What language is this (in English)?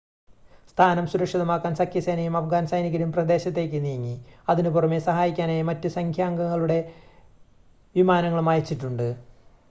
Malayalam